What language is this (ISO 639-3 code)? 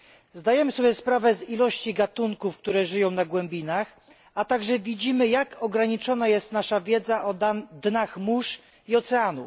pol